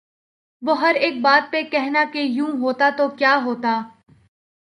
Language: Urdu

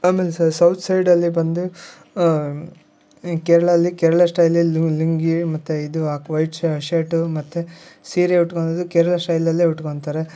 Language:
Kannada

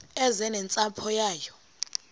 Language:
Xhosa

